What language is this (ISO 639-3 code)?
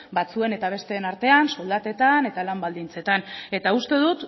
eus